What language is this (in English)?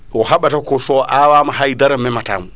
Fula